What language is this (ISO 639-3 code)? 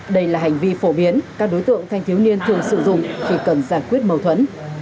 vie